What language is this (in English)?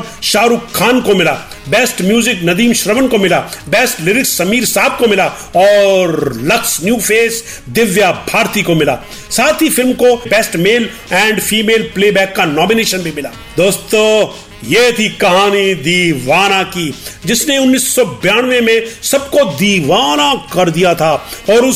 Hindi